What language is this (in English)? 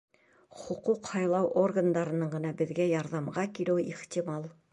Bashkir